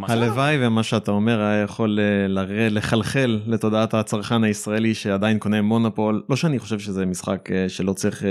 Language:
Hebrew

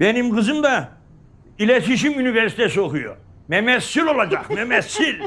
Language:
Turkish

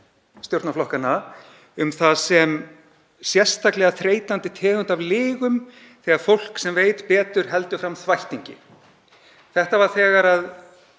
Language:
Icelandic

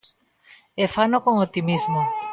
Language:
Galician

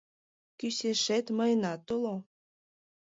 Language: Mari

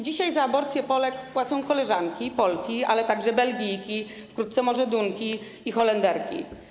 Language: Polish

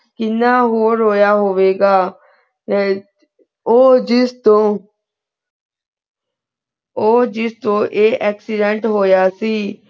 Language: Punjabi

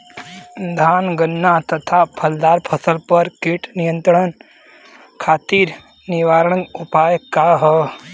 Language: Bhojpuri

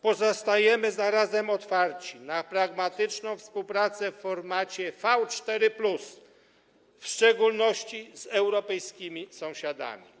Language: Polish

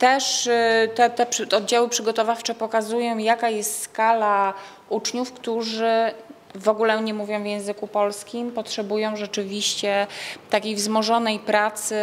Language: Polish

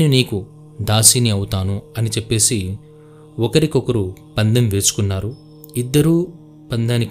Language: Telugu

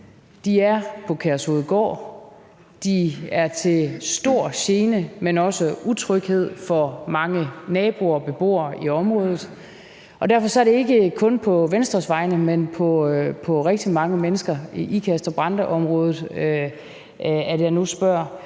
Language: Danish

